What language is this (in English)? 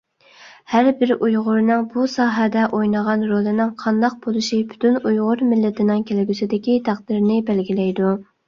Uyghur